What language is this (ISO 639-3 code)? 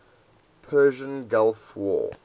eng